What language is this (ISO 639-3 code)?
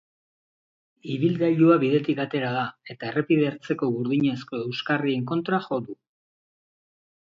eus